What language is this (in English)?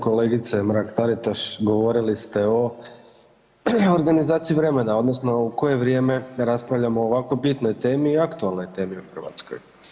Croatian